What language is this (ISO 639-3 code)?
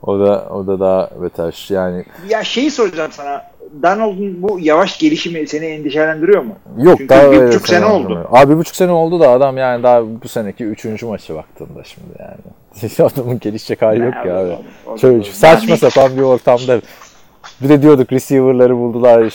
tur